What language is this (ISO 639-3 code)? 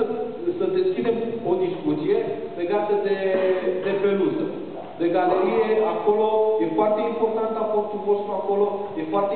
ron